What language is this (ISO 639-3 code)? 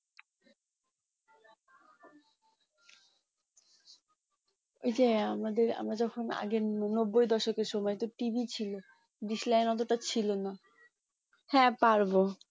ben